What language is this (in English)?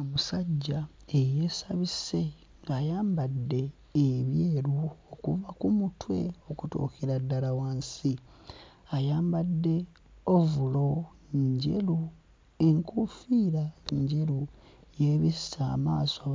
Ganda